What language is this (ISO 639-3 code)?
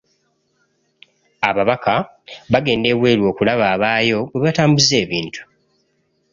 lug